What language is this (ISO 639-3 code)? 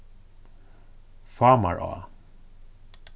fao